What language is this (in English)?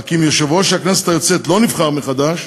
Hebrew